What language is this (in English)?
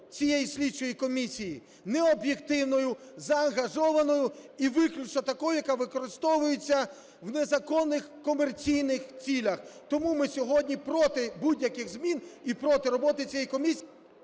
Ukrainian